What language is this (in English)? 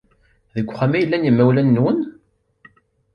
Kabyle